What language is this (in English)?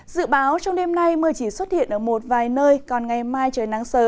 Vietnamese